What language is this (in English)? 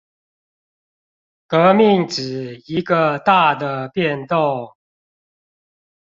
Chinese